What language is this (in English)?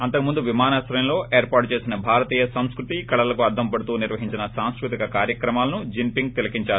Telugu